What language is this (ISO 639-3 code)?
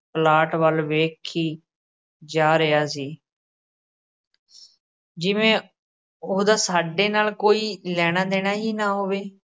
pan